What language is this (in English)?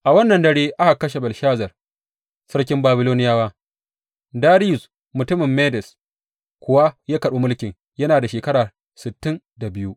Hausa